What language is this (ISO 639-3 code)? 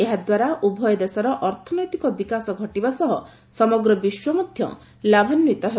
ori